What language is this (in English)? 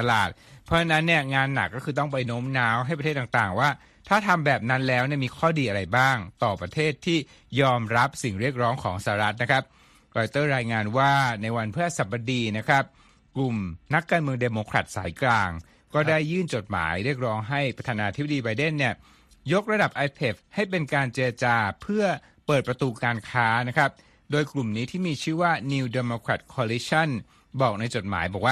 Thai